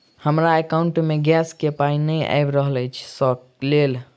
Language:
Maithili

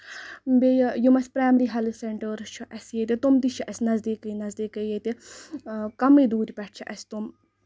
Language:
Kashmiri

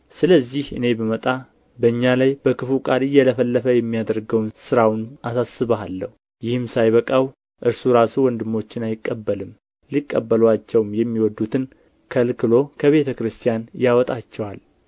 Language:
Amharic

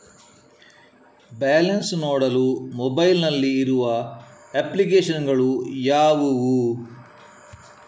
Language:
Kannada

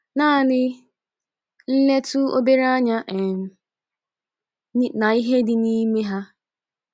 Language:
Igbo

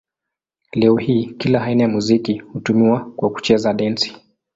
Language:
Swahili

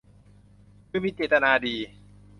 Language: Thai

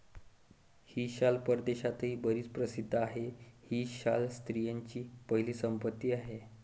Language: Marathi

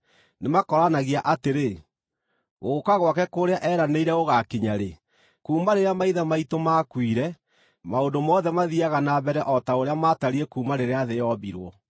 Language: Kikuyu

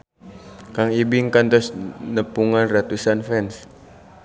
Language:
Sundanese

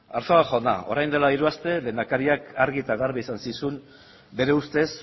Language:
Basque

